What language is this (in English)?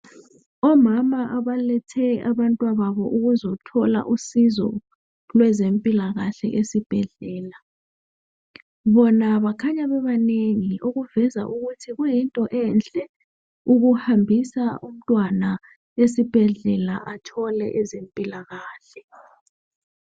North Ndebele